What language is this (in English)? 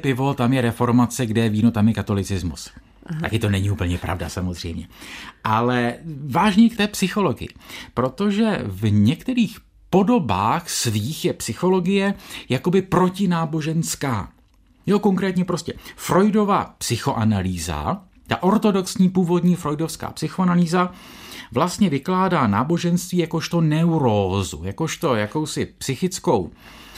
Czech